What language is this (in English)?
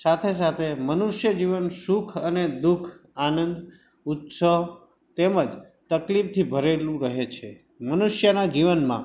Gujarati